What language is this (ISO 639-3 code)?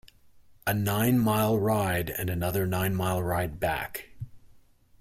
eng